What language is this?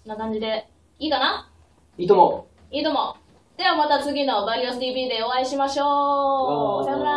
Japanese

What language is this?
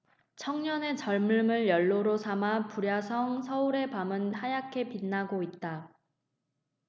Korean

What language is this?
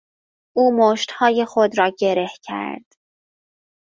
Persian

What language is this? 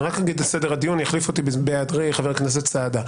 Hebrew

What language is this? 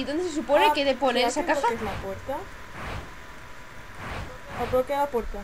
Spanish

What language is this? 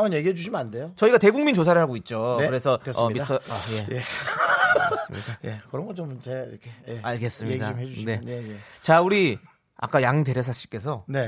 Korean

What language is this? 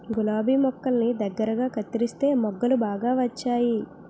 Telugu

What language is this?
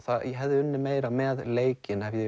Icelandic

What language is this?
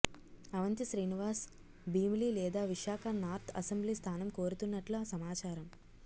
Telugu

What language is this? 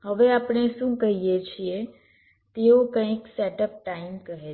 Gujarati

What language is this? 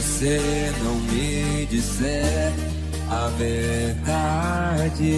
Romanian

